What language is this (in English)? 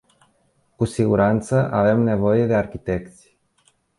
Romanian